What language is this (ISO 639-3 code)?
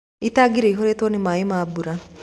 kik